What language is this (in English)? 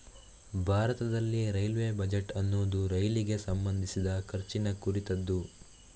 Kannada